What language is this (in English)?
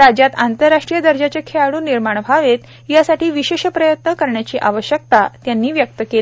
Marathi